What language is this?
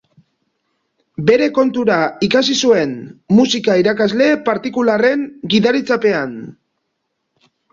Basque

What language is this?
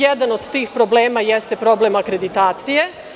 Serbian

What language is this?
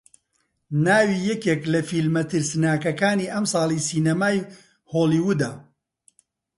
Central Kurdish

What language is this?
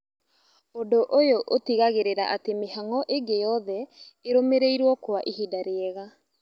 Kikuyu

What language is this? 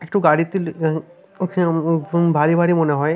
Bangla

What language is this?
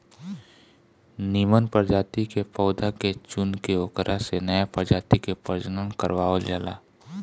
Bhojpuri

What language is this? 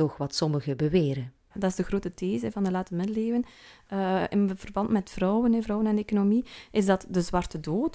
Dutch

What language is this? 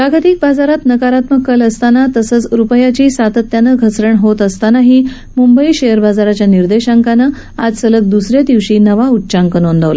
Marathi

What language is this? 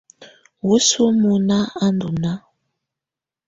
Tunen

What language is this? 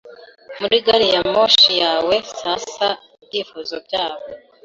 Kinyarwanda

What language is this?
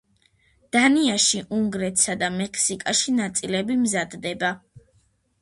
Georgian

